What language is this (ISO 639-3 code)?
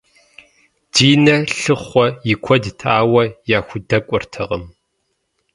kbd